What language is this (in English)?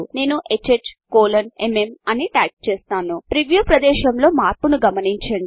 Telugu